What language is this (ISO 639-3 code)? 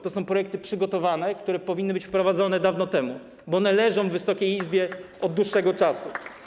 pol